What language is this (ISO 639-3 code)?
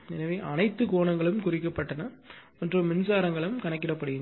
tam